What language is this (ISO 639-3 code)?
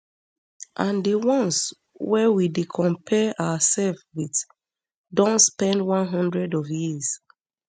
pcm